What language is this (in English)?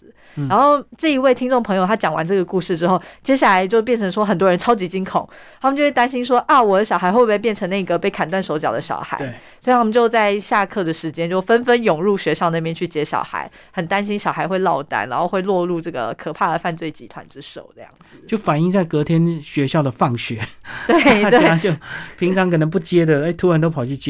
Chinese